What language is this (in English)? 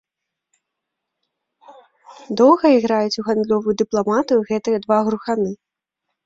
Belarusian